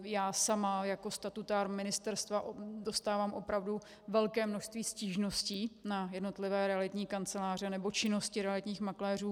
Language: Czech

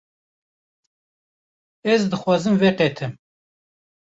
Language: Kurdish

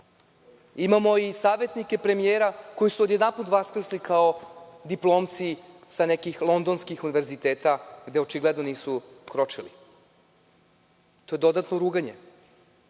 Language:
Serbian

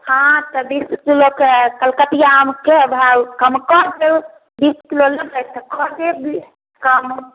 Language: Maithili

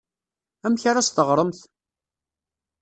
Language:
Kabyle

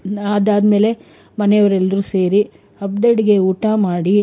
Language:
Kannada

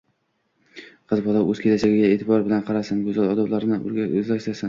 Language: Uzbek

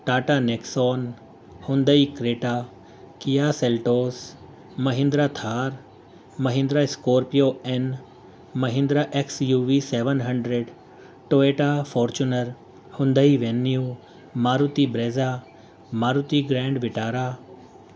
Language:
Urdu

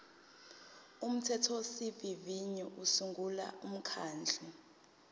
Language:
Zulu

